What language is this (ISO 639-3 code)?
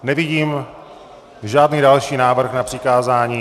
ces